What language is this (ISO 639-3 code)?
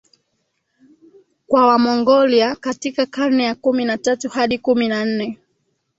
swa